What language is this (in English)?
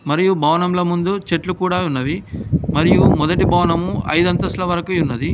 Telugu